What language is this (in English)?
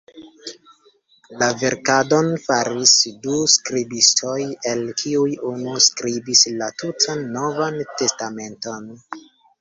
Esperanto